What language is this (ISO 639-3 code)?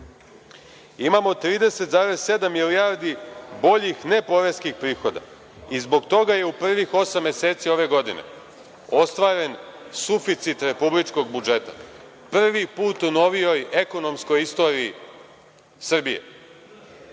srp